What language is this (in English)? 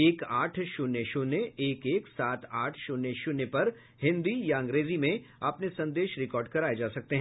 Hindi